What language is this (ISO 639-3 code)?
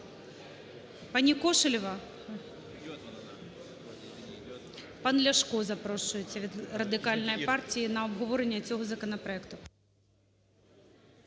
ukr